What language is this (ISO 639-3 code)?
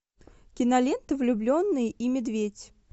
rus